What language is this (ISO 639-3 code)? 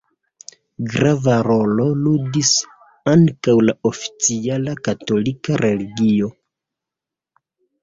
epo